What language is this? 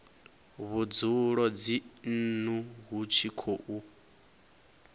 Venda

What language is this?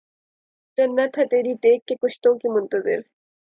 Urdu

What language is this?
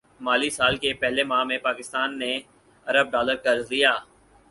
Urdu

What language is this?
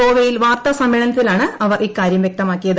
Malayalam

